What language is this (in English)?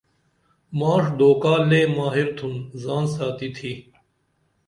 Dameli